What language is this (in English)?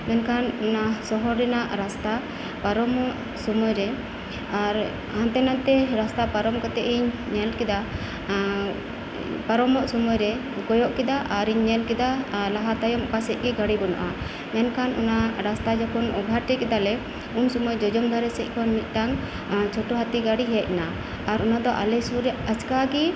Santali